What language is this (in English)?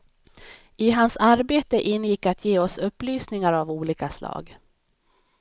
Swedish